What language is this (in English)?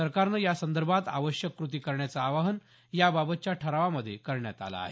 Marathi